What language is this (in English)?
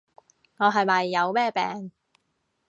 Cantonese